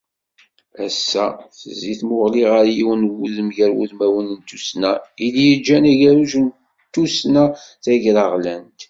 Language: Kabyle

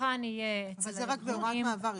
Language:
Hebrew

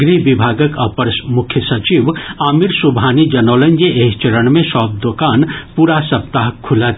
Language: Maithili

